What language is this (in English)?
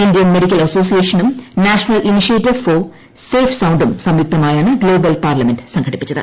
Malayalam